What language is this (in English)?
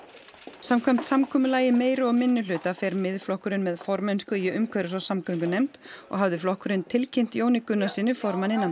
Icelandic